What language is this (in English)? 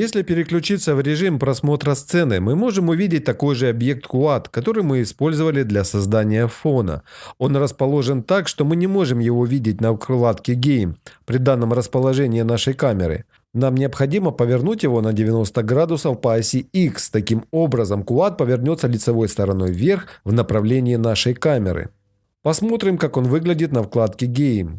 Russian